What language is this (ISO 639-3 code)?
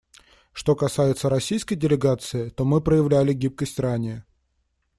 rus